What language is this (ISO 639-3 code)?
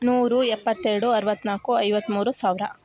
kan